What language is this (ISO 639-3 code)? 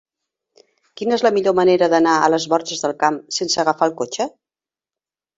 cat